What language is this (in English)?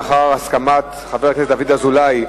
Hebrew